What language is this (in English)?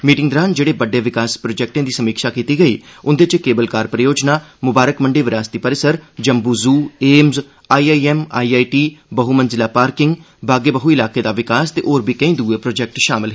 Dogri